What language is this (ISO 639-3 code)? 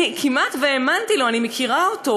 heb